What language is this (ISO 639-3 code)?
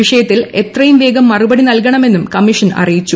mal